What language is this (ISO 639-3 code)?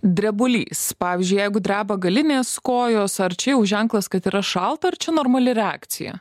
lit